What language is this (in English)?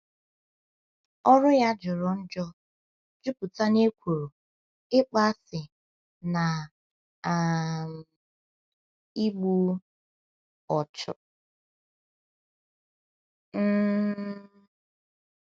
Igbo